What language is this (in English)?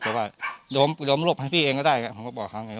Thai